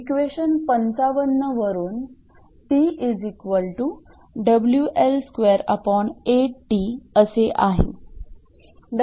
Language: Marathi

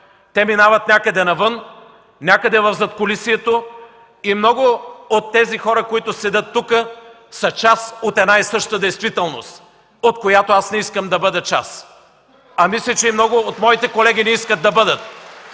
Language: Bulgarian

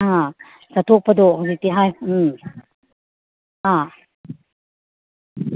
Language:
Manipuri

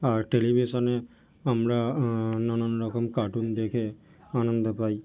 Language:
Bangla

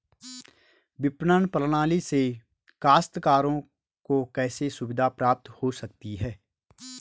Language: Hindi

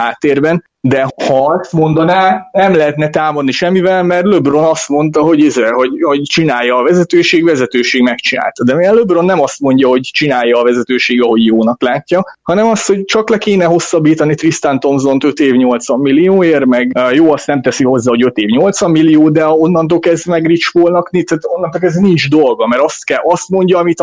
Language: Hungarian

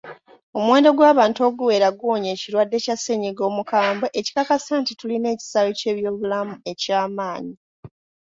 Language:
Ganda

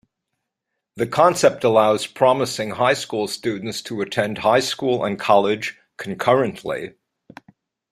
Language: English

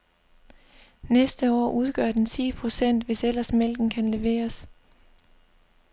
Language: Danish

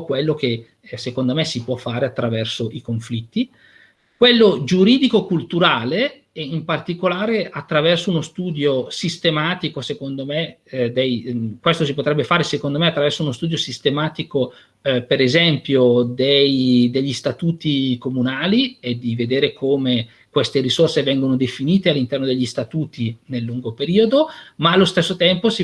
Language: Italian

